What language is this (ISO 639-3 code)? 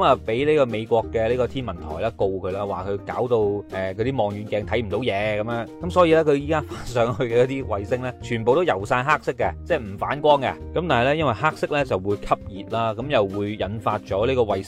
zho